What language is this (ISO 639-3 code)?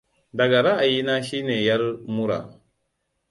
hau